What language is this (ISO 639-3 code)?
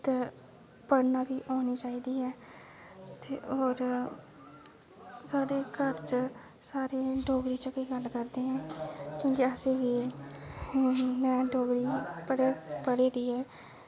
doi